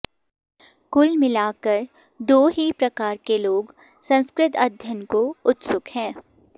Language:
Sanskrit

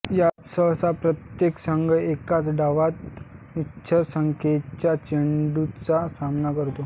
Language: Marathi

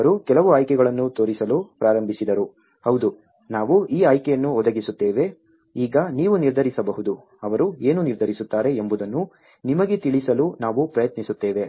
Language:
Kannada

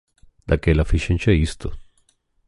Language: Galician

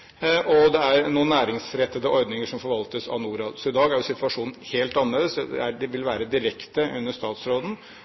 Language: Norwegian Bokmål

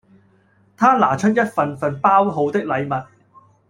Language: Cantonese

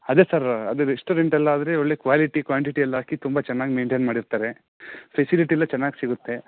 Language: Kannada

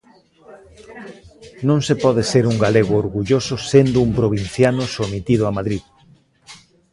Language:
Galician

